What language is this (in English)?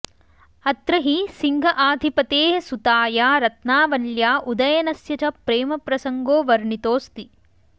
Sanskrit